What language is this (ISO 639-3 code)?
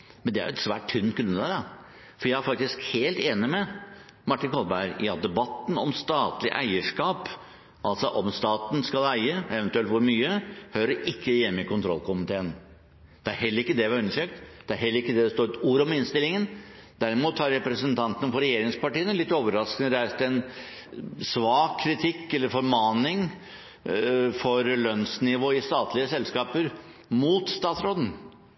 nob